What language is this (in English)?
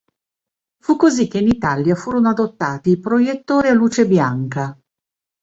Italian